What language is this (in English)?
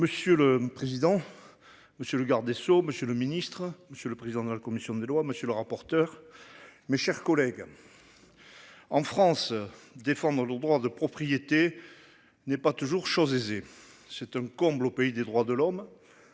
French